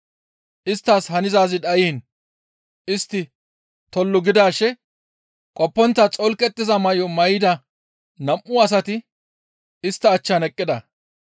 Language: Gamo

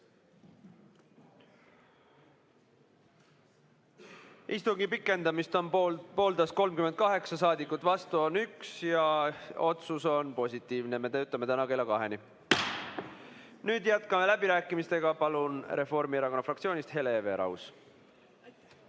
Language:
Estonian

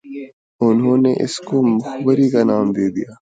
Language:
Urdu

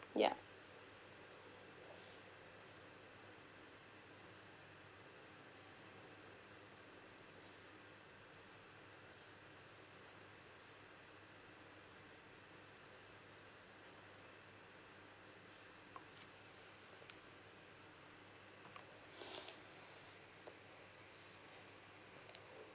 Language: English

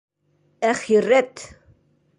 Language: Bashkir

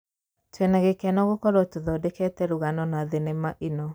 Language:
Kikuyu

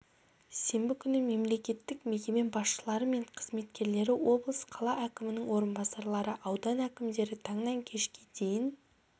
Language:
Kazakh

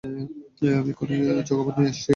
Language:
Bangla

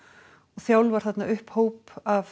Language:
Icelandic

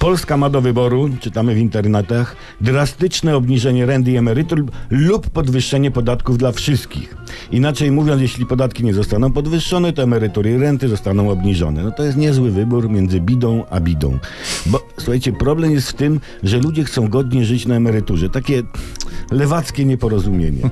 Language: Polish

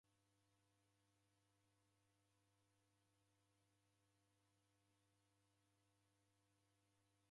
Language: Taita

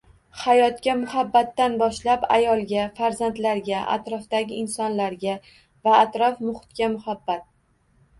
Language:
Uzbek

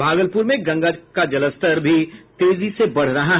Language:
Hindi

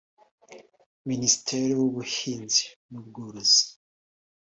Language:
Kinyarwanda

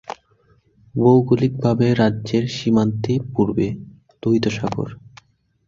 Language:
Bangla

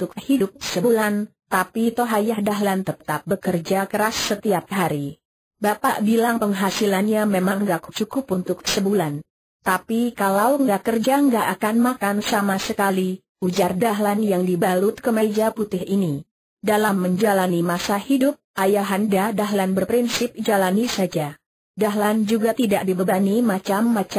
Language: Indonesian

